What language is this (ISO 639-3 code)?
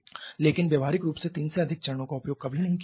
hin